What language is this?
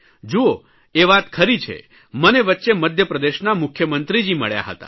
Gujarati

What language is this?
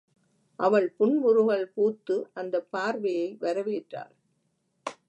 Tamil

